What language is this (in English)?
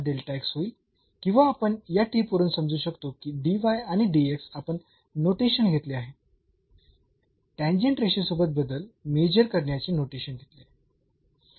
Marathi